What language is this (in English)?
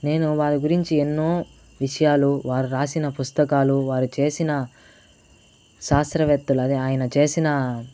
Telugu